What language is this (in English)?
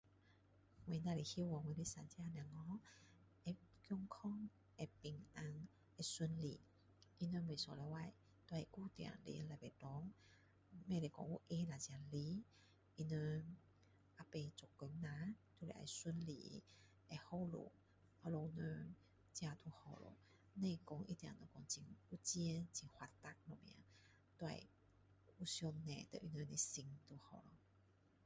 Min Dong Chinese